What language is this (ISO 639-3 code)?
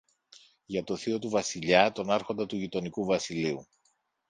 ell